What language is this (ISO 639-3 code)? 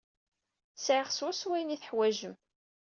kab